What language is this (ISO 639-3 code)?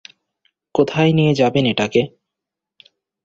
ben